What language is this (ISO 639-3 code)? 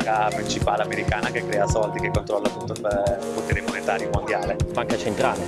ita